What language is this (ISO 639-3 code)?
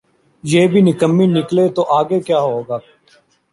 urd